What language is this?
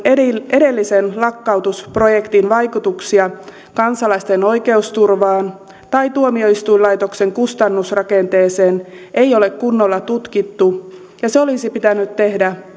Finnish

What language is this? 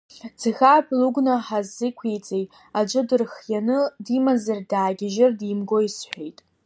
Abkhazian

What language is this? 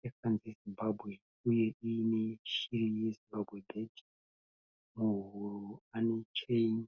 Shona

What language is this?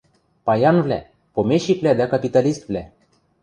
Western Mari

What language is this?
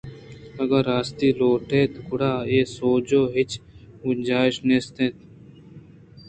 Eastern Balochi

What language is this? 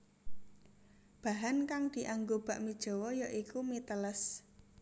Javanese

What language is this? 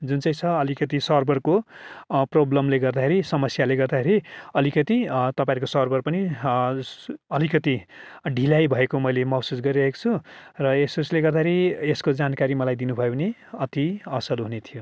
Nepali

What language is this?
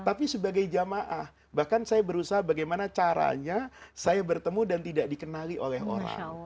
Indonesian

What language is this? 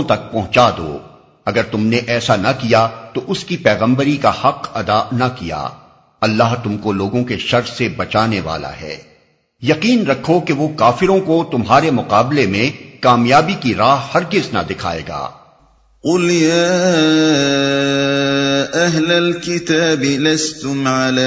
Urdu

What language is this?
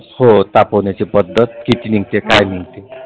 Marathi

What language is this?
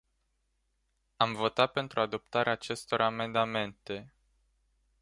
Romanian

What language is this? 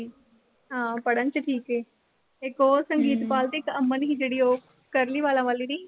Punjabi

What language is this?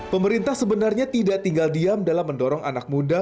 Indonesian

